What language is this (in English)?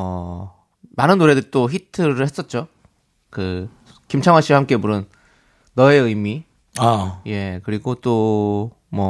Korean